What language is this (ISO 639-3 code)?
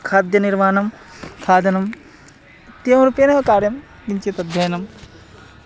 san